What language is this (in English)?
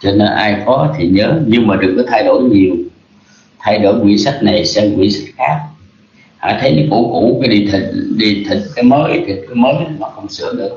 Vietnamese